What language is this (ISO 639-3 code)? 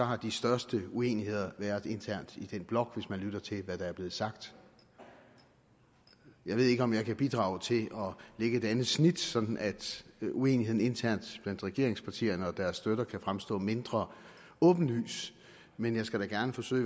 dan